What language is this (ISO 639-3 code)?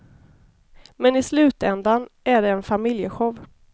swe